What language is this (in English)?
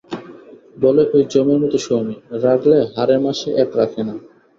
Bangla